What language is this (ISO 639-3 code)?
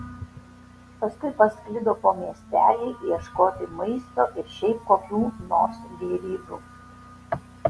lit